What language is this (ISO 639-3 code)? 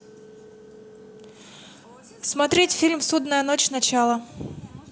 rus